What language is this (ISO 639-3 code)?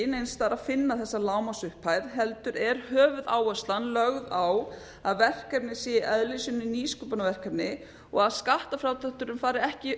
isl